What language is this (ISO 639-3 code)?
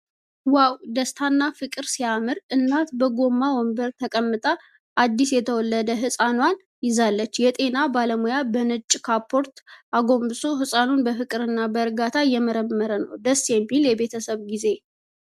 amh